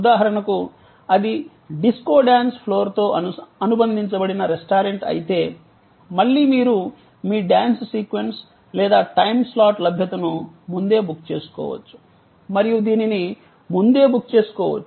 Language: Telugu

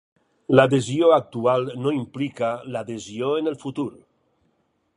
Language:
Catalan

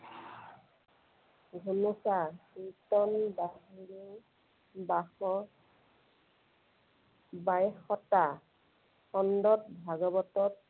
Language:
Assamese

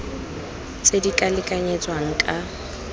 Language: Tswana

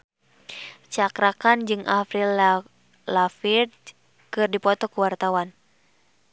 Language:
Sundanese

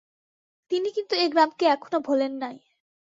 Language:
Bangla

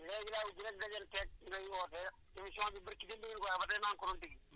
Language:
Wolof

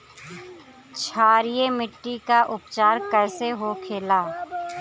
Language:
Bhojpuri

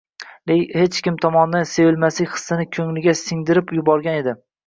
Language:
Uzbek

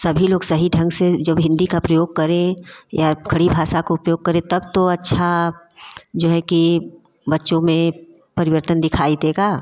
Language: Hindi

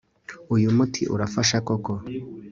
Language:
Kinyarwanda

